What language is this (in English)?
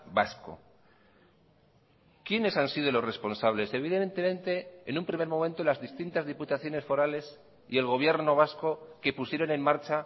Spanish